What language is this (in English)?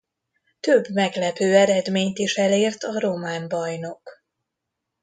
Hungarian